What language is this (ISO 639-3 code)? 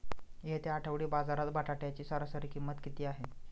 mar